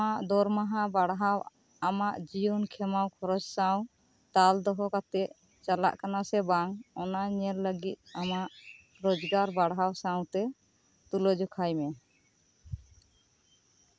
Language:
Santali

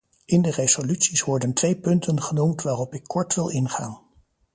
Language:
Dutch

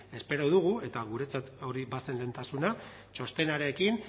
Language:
Basque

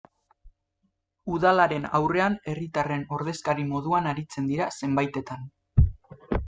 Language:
Basque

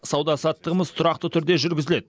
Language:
Kazakh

